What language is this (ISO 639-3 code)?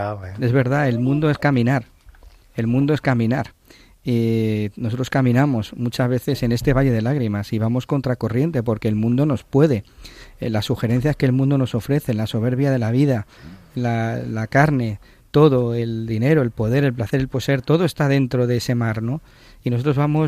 spa